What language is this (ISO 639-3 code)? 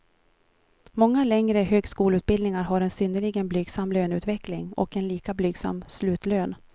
swe